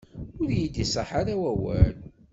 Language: Kabyle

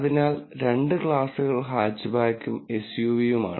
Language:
Malayalam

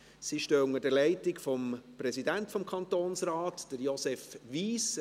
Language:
Swiss German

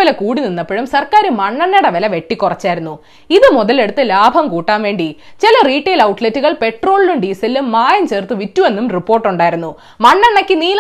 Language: Malayalam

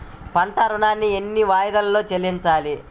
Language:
Telugu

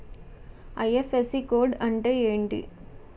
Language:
Telugu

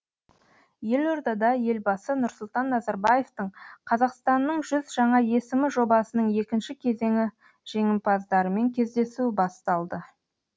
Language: Kazakh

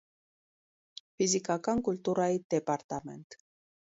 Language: Armenian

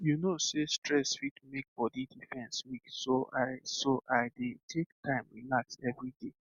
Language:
Nigerian Pidgin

